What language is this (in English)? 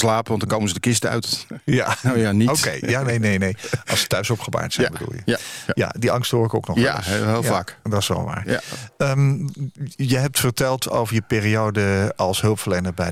Dutch